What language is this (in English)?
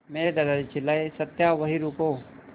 Hindi